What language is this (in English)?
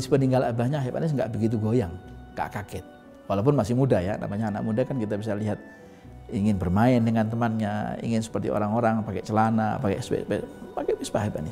Indonesian